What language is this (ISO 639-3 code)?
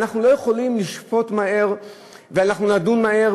heb